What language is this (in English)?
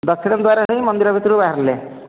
Odia